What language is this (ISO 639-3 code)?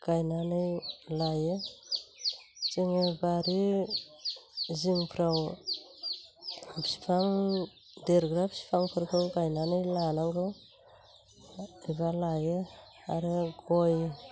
brx